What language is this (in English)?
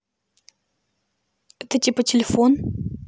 Russian